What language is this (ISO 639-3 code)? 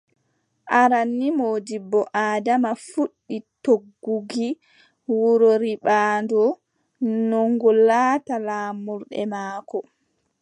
fub